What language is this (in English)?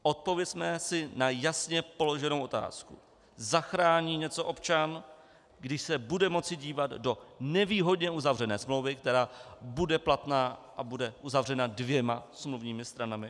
Czech